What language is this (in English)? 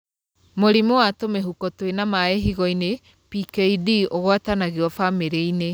Kikuyu